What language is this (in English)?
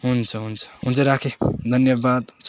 Nepali